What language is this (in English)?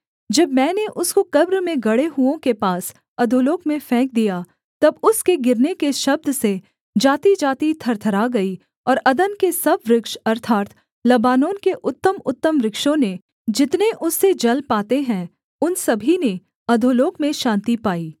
Hindi